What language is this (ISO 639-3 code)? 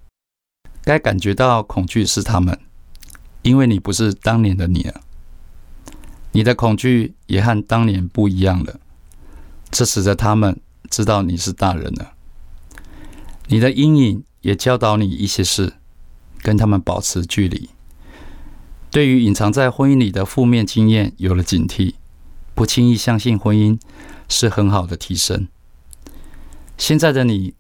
zho